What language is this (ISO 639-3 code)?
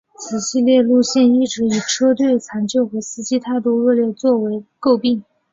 zho